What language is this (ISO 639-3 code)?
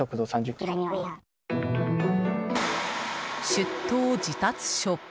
jpn